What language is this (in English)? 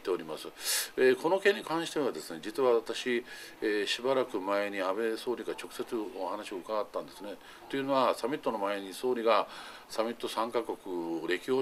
Japanese